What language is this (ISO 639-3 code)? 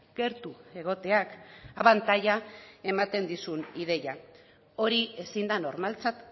eus